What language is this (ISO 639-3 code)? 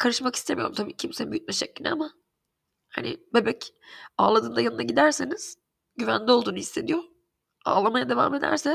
tur